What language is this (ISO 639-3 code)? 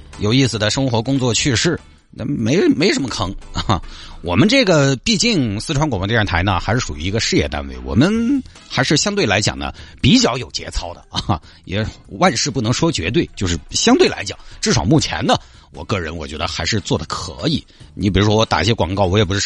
zho